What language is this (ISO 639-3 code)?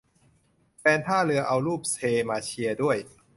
tha